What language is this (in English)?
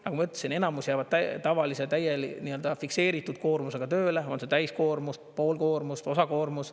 Estonian